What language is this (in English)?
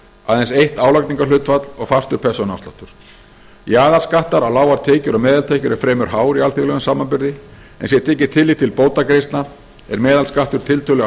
Icelandic